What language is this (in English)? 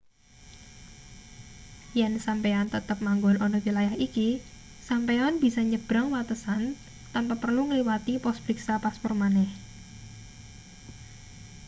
Javanese